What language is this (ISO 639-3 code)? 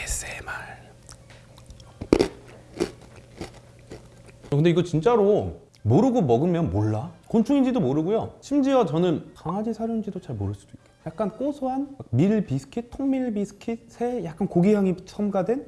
kor